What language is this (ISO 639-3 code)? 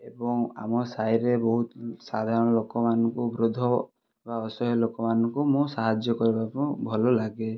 ori